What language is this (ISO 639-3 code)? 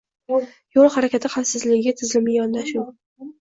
uzb